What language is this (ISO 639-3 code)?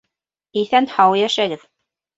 bak